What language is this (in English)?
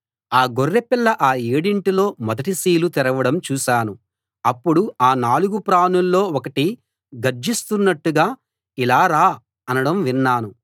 Telugu